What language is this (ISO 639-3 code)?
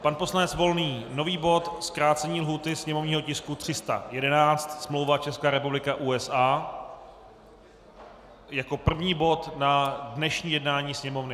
ces